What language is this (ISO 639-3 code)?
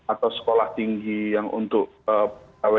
ind